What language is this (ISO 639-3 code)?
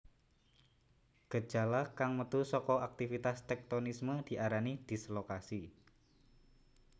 jav